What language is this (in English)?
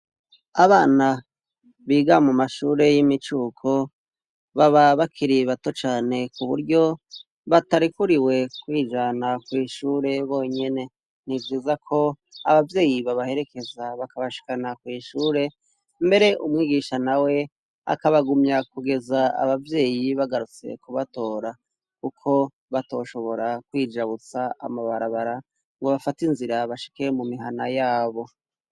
Rundi